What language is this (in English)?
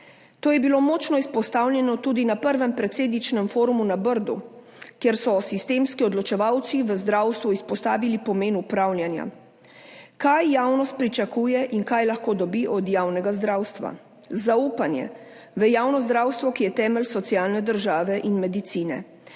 Slovenian